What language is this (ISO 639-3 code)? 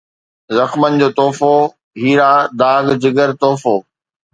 snd